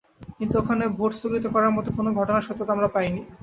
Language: Bangla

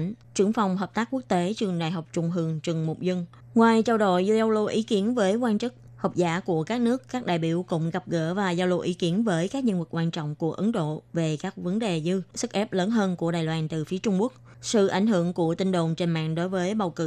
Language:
Vietnamese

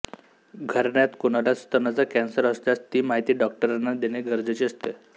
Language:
Marathi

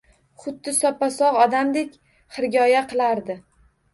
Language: Uzbek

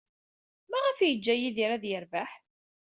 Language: Kabyle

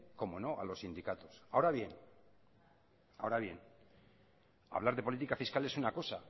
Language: Spanish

